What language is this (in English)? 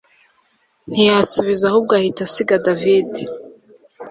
Kinyarwanda